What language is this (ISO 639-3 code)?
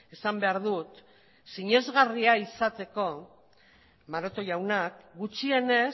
eus